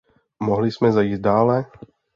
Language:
Czech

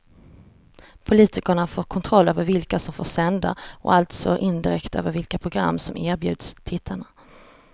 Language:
Swedish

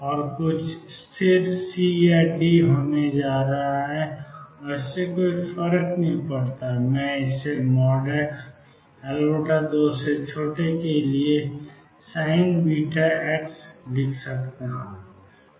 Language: Hindi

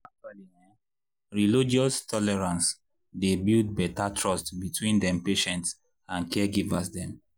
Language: Nigerian Pidgin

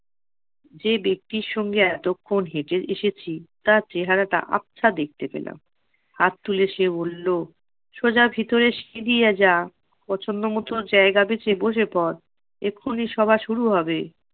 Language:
Bangla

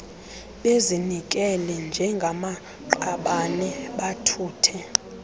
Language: Xhosa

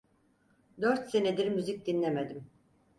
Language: Turkish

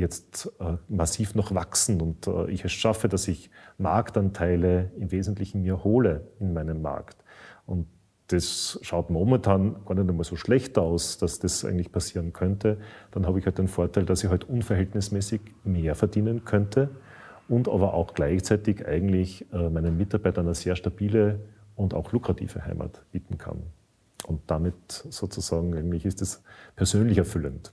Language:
German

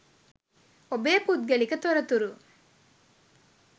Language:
Sinhala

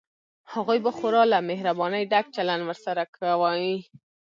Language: Pashto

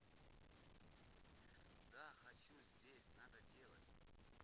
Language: Russian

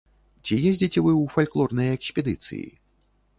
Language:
Belarusian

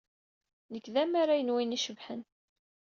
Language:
Kabyle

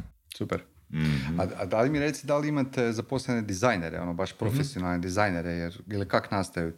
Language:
Croatian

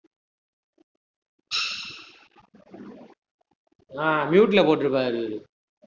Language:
Tamil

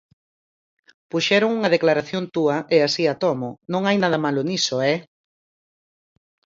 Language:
Galician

